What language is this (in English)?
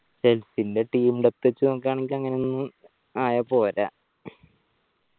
Malayalam